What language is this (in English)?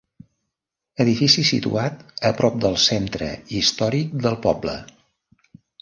Catalan